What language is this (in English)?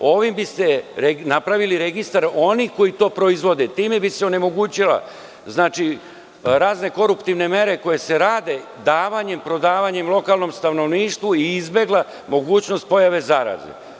Serbian